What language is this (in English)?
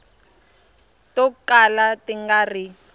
Tsonga